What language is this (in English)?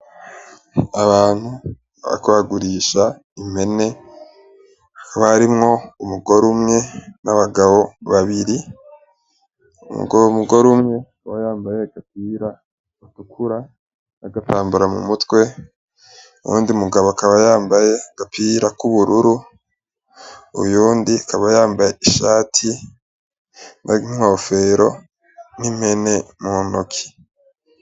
Rundi